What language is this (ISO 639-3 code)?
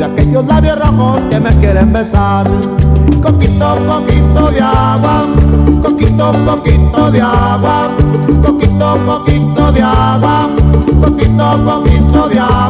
ita